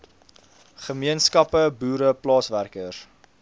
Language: Afrikaans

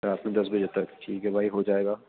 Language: Urdu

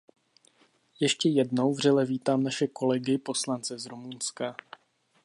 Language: Czech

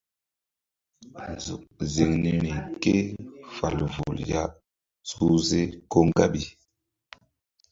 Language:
Mbum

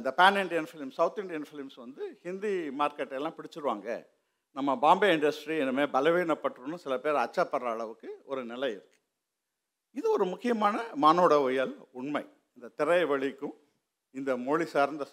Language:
Tamil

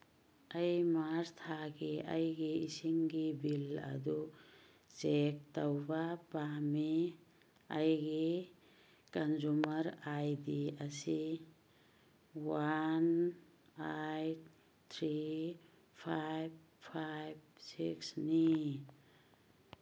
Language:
Manipuri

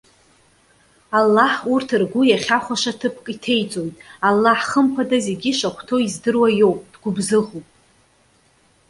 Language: Abkhazian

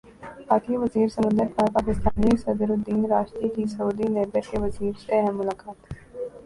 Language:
Urdu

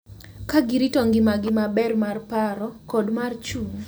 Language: Luo (Kenya and Tanzania)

